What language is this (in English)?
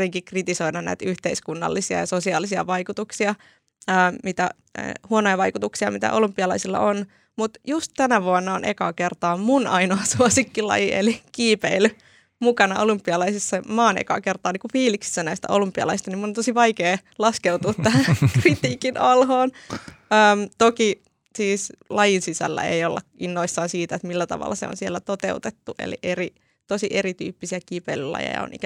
Finnish